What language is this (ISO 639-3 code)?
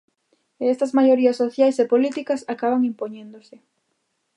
glg